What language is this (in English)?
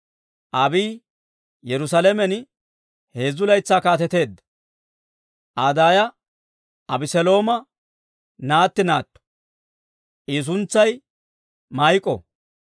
Dawro